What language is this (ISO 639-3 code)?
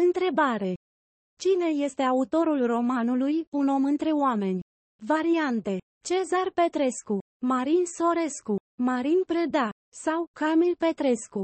ron